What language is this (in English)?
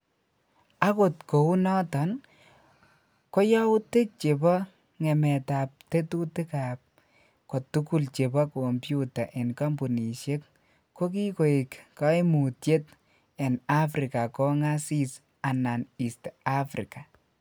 Kalenjin